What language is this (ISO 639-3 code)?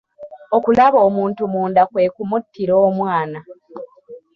lug